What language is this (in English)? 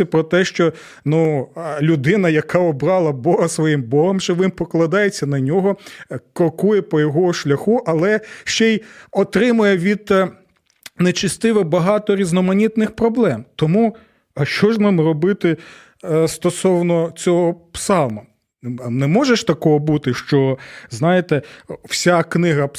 Ukrainian